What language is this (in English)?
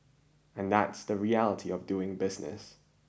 English